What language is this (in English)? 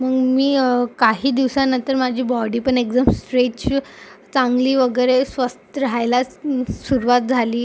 Marathi